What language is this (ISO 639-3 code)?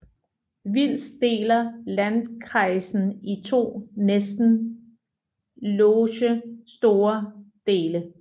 dan